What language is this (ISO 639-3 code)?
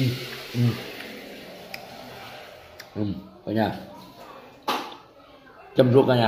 vie